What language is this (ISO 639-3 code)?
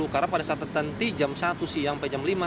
ind